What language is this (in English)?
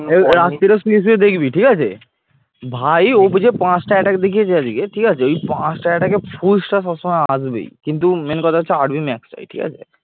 Bangla